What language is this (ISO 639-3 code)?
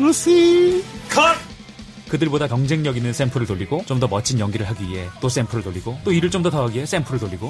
kor